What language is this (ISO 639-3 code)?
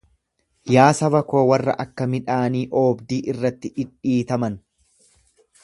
orm